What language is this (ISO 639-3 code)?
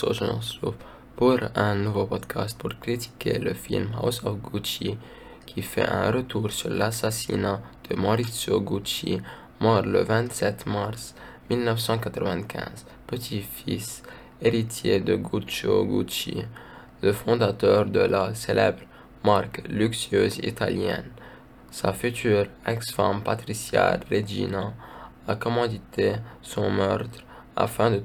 fra